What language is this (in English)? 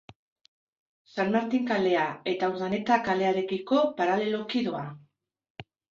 Basque